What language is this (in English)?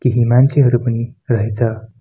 Nepali